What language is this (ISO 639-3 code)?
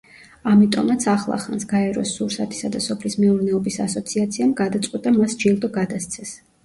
kat